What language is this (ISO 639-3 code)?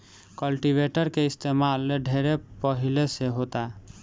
bho